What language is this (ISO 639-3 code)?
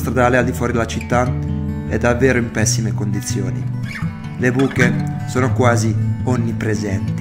ita